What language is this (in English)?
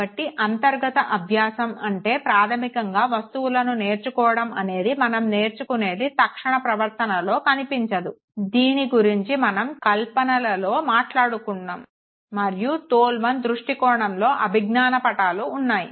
Telugu